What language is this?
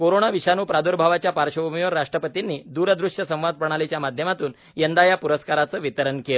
Marathi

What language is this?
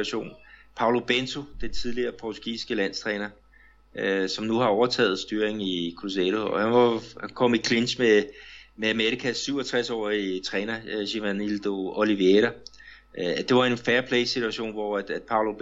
Danish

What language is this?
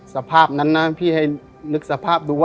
Thai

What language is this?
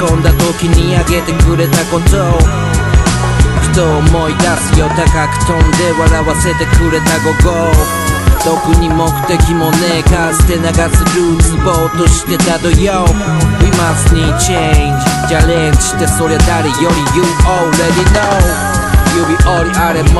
Polish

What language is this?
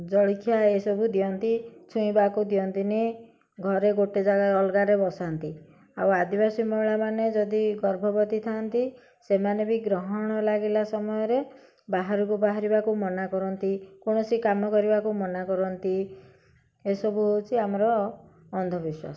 Odia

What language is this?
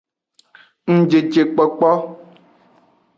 Aja (Benin)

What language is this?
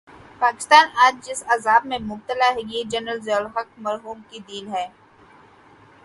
Urdu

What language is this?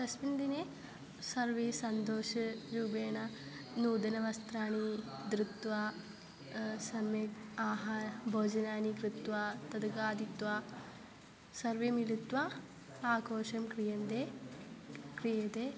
Sanskrit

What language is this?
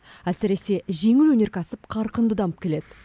Kazakh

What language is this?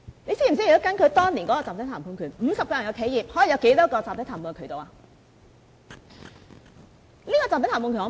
Cantonese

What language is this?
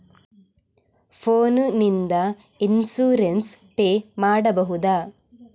Kannada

